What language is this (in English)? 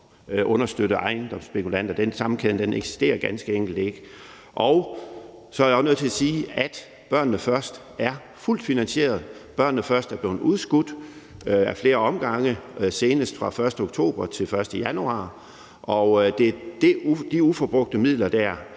Danish